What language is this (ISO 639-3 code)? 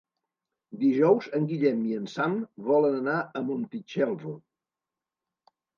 cat